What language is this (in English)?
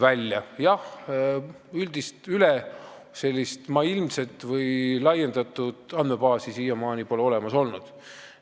Estonian